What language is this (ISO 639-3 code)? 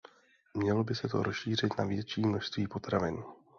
ces